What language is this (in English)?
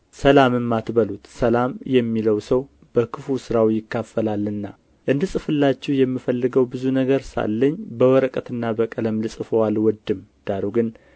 Amharic